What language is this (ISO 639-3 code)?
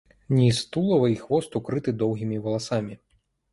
bel